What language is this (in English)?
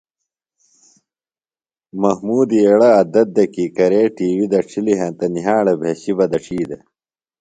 Phalura